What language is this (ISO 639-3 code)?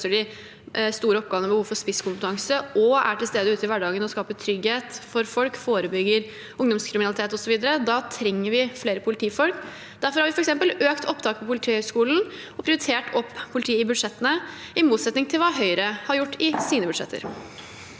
nor